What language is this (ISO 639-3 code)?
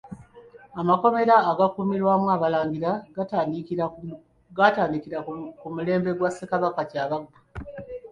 lug